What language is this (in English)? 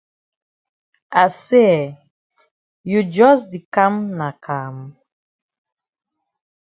Cameroon Pidgin